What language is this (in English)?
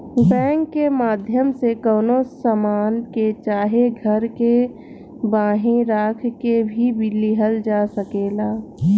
Bhojpuri